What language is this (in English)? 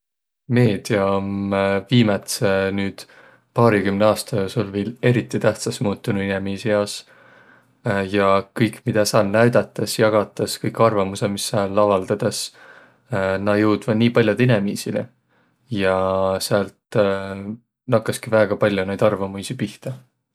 Võro